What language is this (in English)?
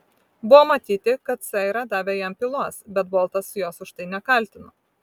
Lithuanian